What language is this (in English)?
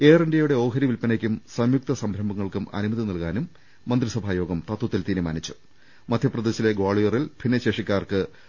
Malayalam